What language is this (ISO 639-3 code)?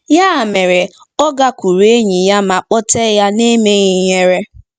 ibo